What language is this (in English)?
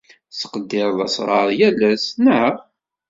Kabyle